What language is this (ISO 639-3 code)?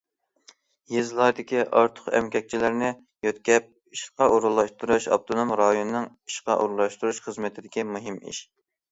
uig